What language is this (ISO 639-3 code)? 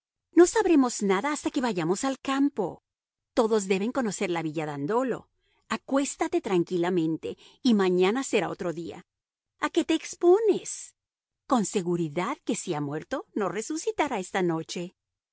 spa